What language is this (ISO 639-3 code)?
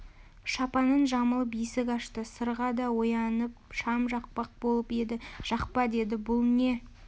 kaz